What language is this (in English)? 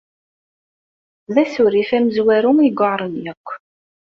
Kabyle